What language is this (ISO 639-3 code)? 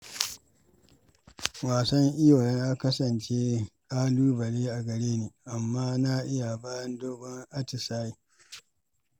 hau